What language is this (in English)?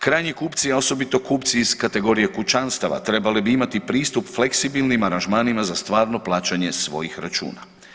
Croatian